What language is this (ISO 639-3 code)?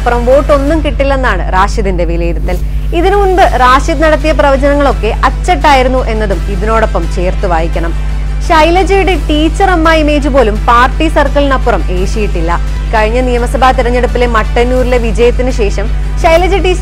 mal